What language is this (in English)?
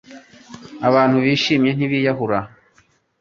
Kinyarwanda